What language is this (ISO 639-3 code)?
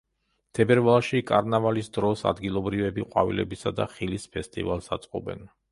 kat